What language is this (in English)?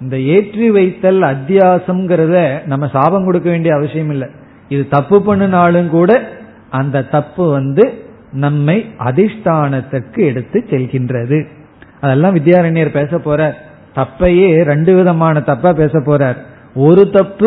Tamil